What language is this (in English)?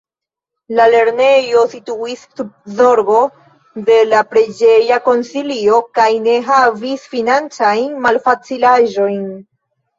Esperanto